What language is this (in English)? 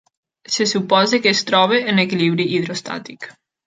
Catalan